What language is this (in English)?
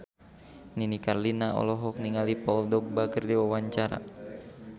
Sundanese